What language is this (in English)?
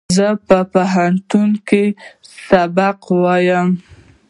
Pashto